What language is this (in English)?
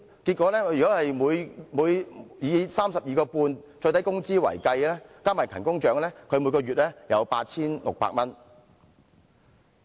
Cantonese